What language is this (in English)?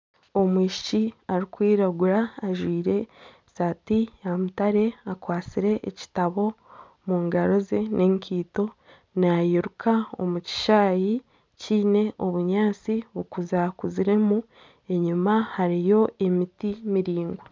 Nyankole